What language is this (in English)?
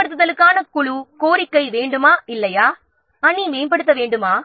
Tamil